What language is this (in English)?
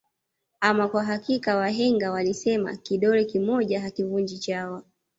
Swahili